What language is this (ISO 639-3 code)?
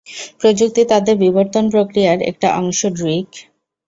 ben